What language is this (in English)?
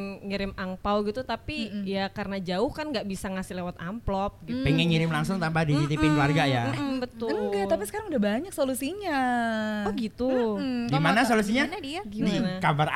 Indonesian